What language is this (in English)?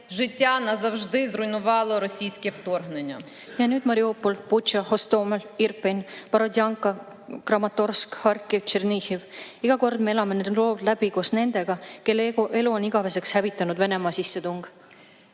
Estonian